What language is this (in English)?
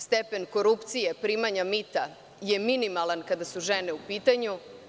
Serbian